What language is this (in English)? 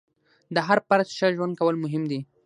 Pashto